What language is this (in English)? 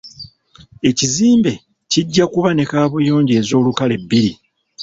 Ganda